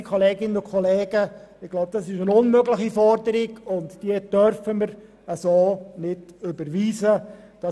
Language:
Swiss German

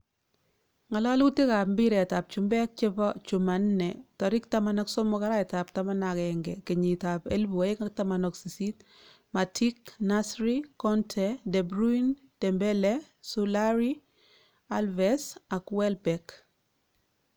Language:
Kalenjin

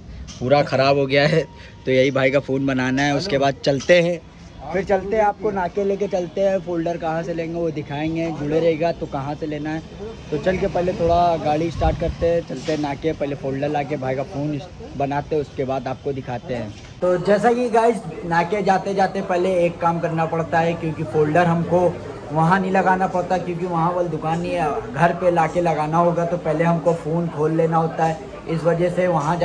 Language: Hindi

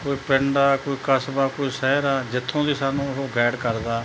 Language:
Punjabi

